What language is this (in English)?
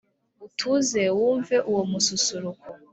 Kinyarwanda